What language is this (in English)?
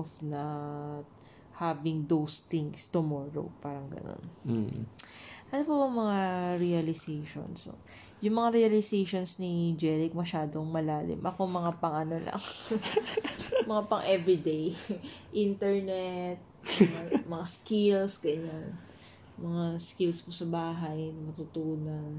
Filipino